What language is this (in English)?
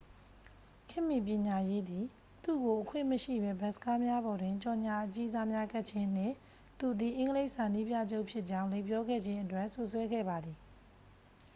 Burmese